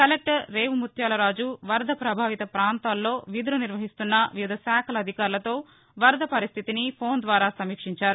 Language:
Telugu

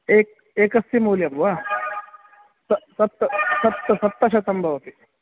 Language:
Sanskrit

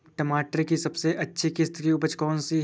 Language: Hindi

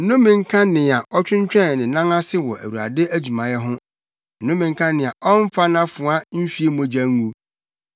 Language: Akan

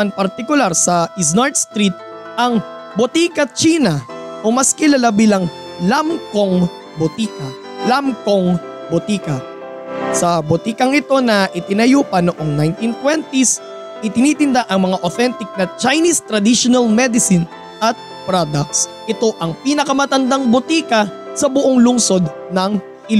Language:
Filipino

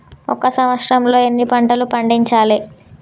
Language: Telugu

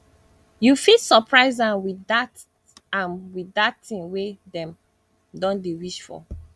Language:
Nigerian Pidgin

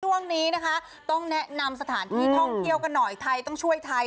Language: Thai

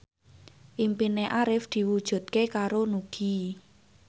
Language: Javanese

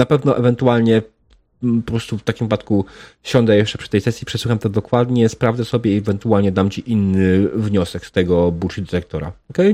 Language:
Polish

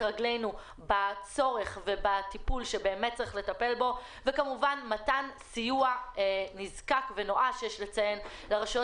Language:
Hebrew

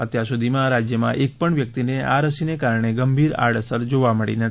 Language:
Gujarati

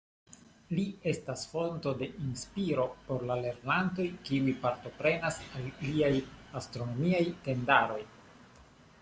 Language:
Esperanto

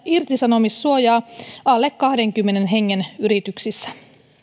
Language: Finnish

